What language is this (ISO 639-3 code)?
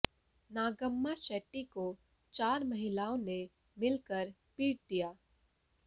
hin